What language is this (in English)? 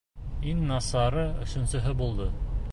Bashkir